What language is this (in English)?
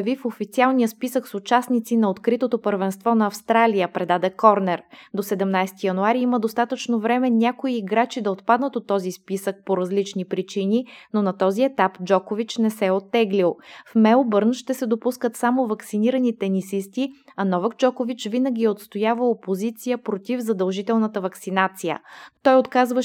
Bulgarian